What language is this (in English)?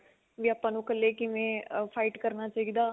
Punjabi